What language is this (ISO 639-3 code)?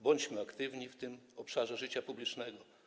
pol